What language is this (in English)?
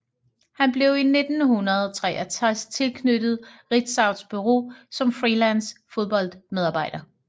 Danish